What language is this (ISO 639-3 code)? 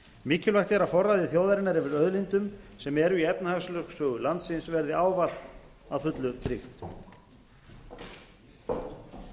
isl